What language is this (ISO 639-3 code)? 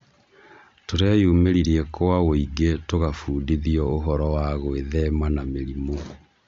kik